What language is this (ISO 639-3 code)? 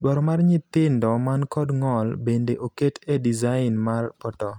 luo